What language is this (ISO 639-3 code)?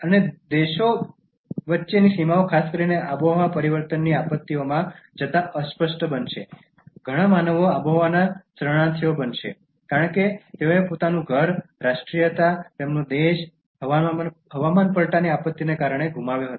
guj